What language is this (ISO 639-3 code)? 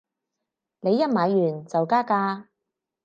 yue